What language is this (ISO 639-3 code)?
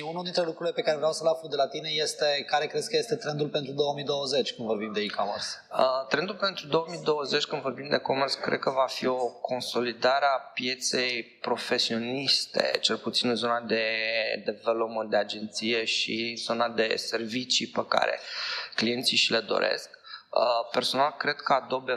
ron